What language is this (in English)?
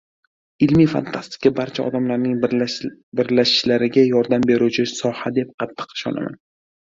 Uzbek